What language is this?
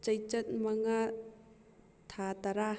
Manipuri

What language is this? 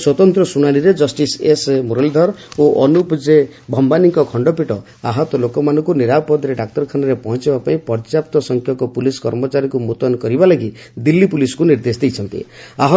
Odia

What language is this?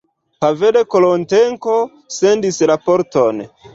Esperanto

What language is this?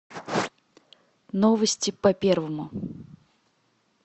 Russian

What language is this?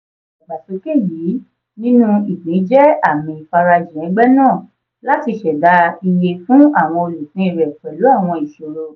Yoruba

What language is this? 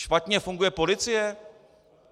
Czech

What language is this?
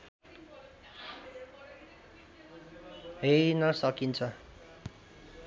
Nepali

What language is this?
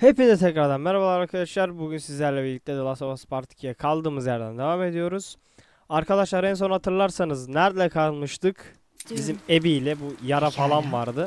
Turkish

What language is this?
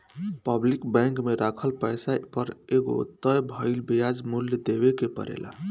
Bhojpuri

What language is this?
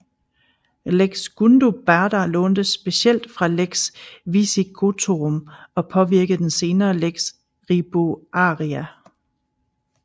Danish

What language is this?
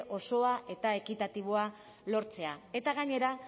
Basque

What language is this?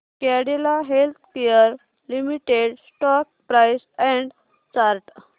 Marathi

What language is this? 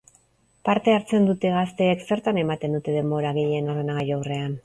Basque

